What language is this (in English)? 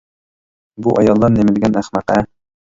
Uyghur